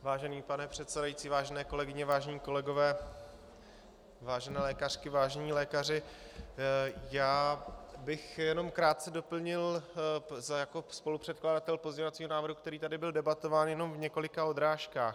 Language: Czech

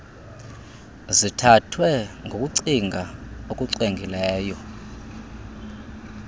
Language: Xhosa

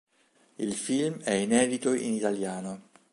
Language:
Italian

